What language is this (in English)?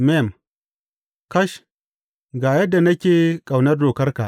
Hausa